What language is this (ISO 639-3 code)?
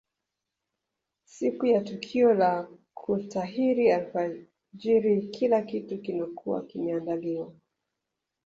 swa